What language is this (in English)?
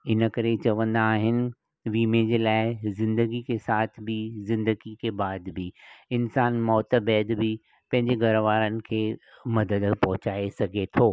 Sindhi